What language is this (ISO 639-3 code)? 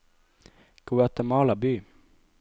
nor